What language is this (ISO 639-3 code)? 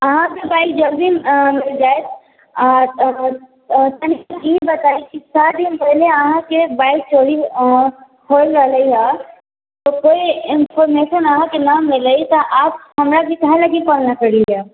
mai